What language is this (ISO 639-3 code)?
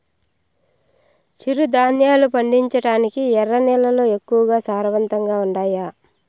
tel